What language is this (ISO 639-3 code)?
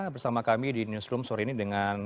ind